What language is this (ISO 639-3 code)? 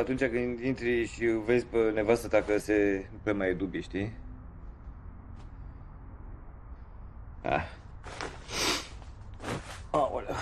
ron